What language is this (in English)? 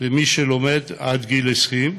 Hebrew